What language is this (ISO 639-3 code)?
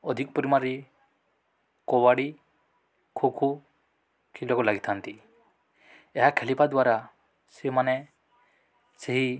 ori